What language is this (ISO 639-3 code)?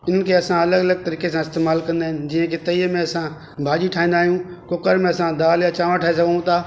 snd